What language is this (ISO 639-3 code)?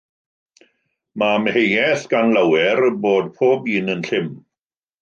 cym